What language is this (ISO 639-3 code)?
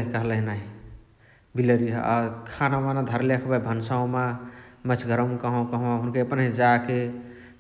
the